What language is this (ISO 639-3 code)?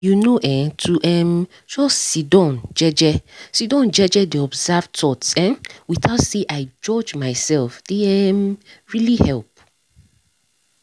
pcm